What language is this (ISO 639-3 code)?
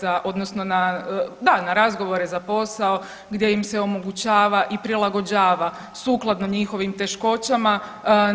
hrv